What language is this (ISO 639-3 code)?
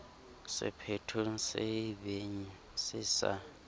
sot